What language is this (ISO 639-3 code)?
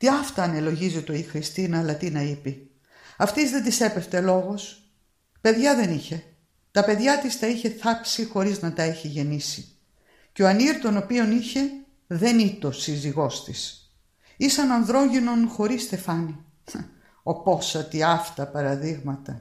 ell